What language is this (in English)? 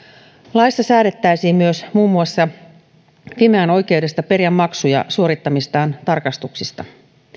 Finnish